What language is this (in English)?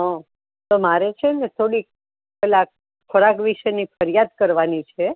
Gujarati